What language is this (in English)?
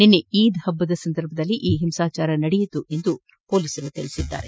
Kannada